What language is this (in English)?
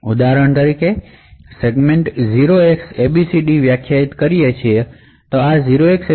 Gujarati